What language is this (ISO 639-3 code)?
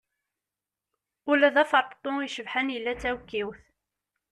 kab